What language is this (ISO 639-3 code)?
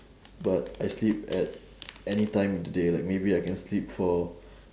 eng